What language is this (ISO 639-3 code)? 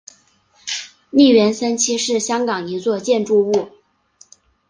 zho